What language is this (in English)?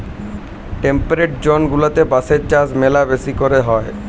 Bangla